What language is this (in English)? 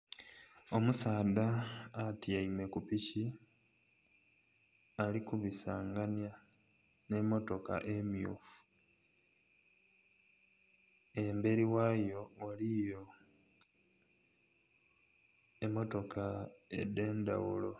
Soga